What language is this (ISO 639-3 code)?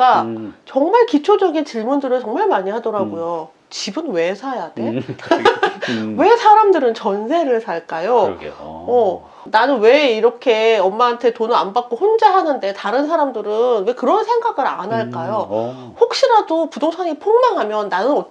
kor